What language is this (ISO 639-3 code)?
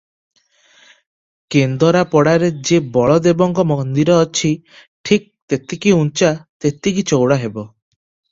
ori